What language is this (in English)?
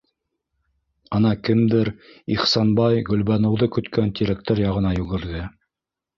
Bashkir